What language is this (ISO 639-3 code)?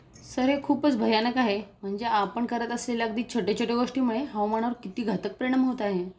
mar